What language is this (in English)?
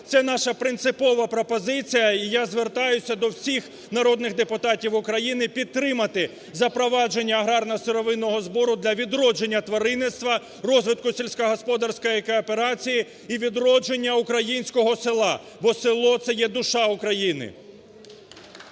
Ukrainian